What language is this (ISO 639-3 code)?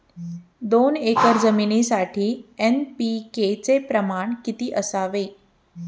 mar